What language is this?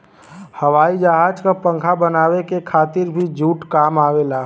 Bhojpuri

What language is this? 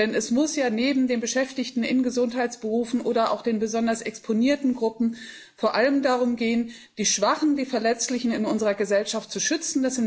German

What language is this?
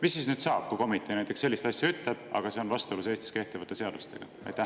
Estonian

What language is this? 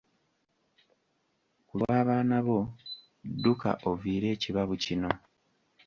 Ganda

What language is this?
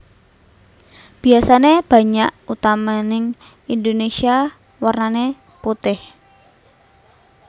Javanese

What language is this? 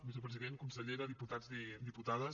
Catalan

